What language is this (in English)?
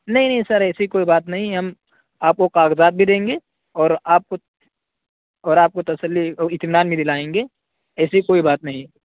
Urdu